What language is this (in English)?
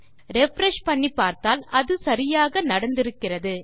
Tamil